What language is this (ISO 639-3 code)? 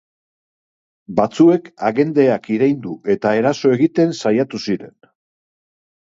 eus